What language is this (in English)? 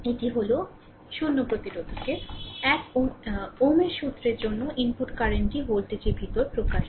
Bangla